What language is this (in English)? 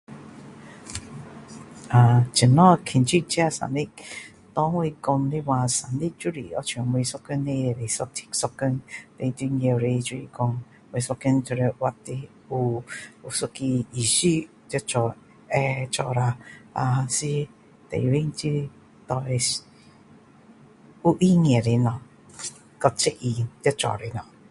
Min Dong Chinese